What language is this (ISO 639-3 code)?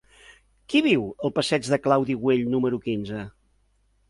cat